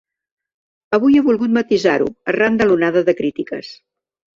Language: Catalan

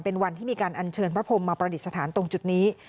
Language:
Thai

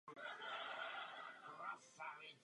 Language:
Czech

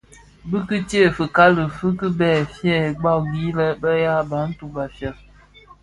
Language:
Bafia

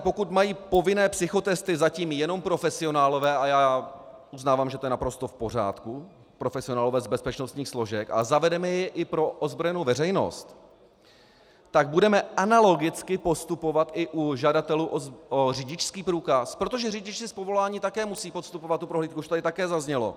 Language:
Czech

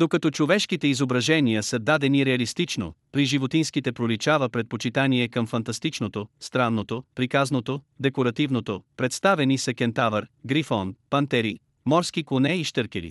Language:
Bulgarian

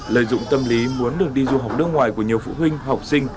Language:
Vietnamese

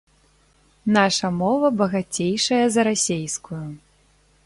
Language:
Belarusian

